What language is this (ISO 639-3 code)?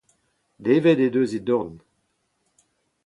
bre